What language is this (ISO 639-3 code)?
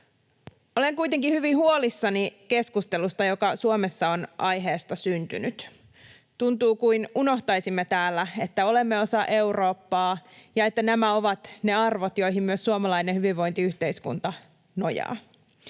fin